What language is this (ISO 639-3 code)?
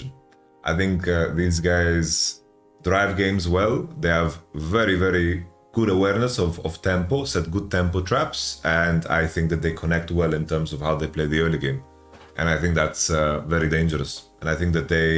eng